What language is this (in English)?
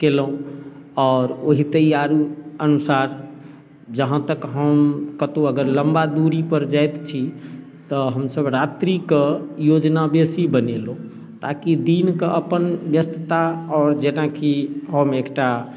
Maithili